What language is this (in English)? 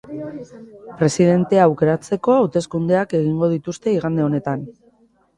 Basque